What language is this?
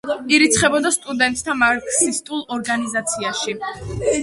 Georgian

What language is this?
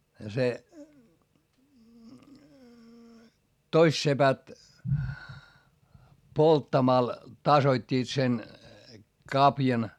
Finnish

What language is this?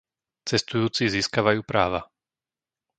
Slovak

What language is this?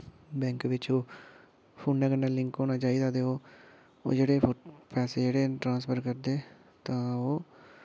Dogri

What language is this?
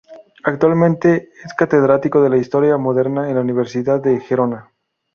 Spanish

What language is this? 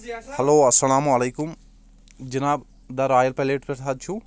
Kashmiri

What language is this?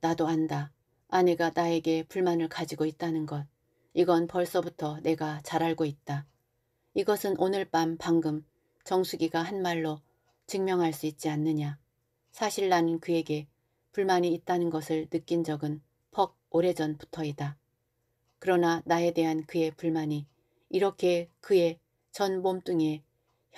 Korean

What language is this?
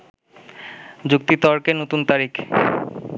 Bangla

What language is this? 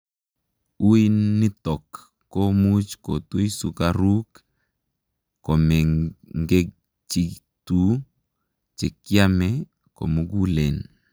Kalenjin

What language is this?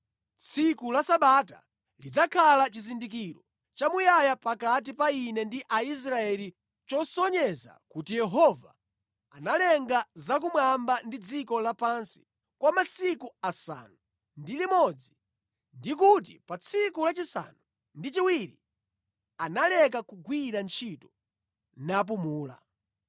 Nyanja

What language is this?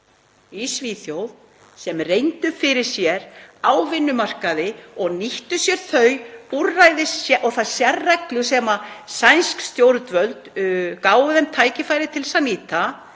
Icelandic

